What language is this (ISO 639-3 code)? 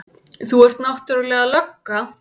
isl